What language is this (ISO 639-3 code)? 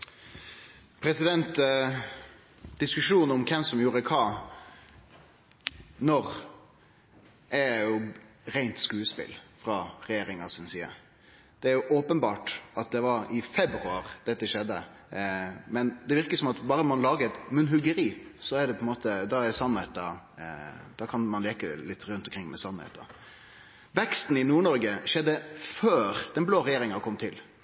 nno